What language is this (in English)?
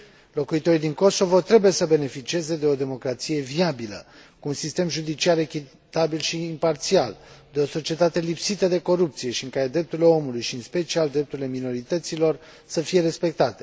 Romanian